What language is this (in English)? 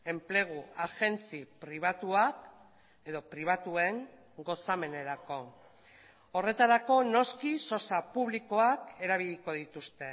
Basque